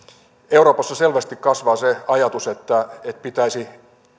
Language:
Finnish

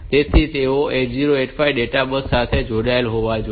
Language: Gujarati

